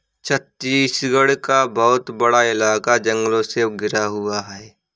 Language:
Hindi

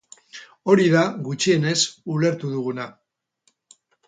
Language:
Basque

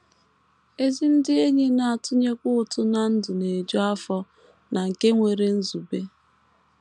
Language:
Igbo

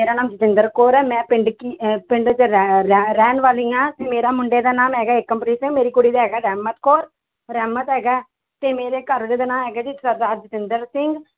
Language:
Punjabi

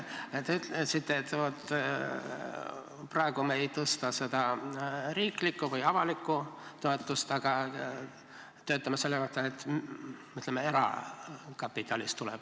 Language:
Estonian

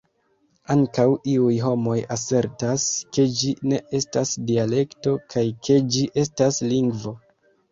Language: Esperanto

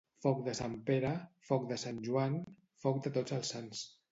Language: Catalan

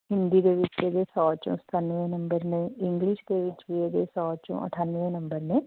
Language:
Punjabi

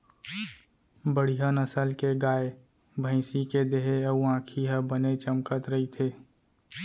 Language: Chhattisgarhi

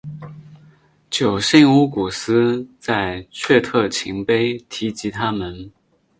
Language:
Chinese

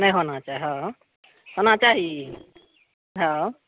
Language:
Maithili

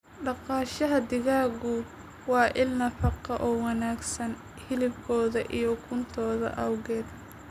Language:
Somali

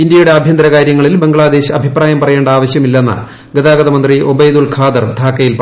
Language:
Malayalam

